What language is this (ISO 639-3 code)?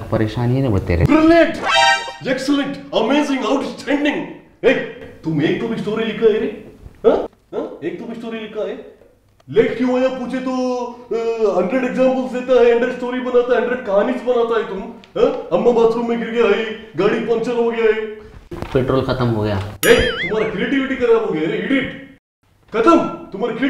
hin